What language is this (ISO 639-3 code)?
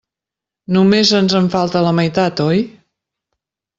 cat